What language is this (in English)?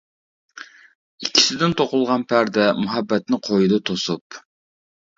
Uyghur